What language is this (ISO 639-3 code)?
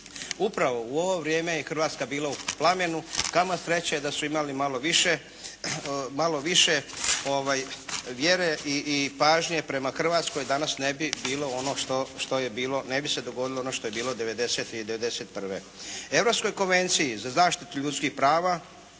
hrv